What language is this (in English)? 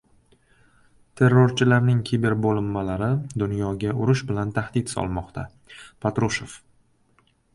Uzbek